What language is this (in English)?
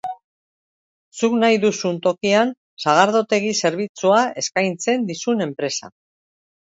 Basque